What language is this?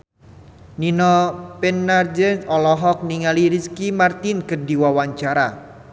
Sundanese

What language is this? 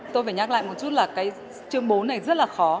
Vietnamese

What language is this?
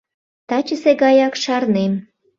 Mari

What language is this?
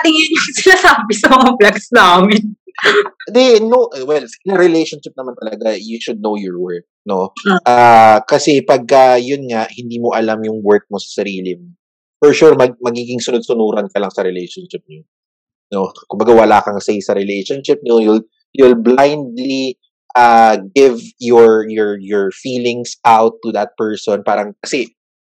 Filipino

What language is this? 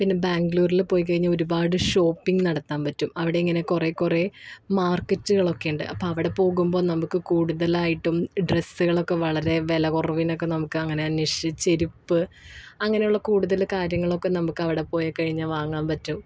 Malayalam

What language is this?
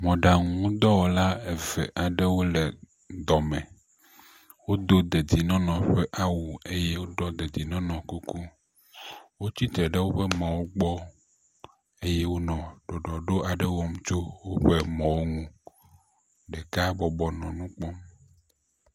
Ewe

